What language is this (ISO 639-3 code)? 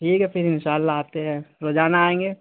urd